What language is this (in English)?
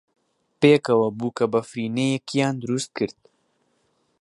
Central Kurdish